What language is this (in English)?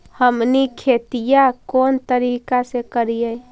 Magahi